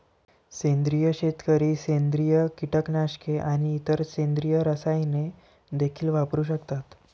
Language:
Marathi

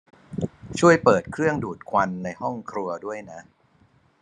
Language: Thai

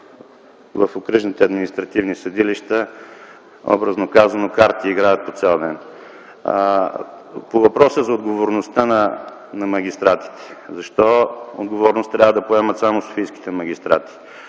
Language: Bulgarian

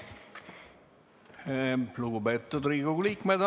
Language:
Estonian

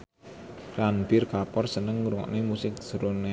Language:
Javanese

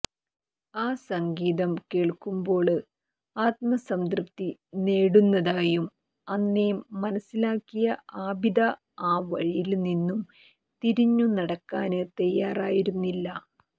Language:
Malayalam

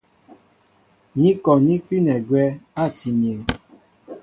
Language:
Mbo (Cameroon)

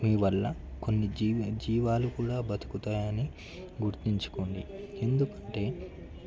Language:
Telugu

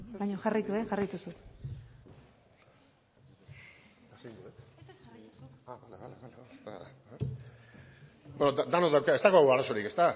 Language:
Basque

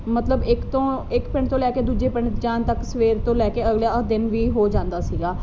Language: Punjabi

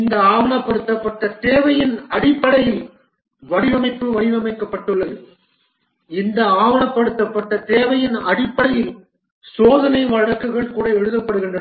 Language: Tamil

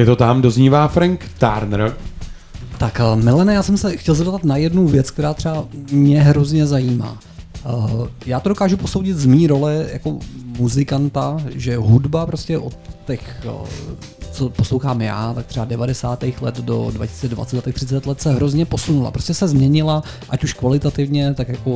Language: Czech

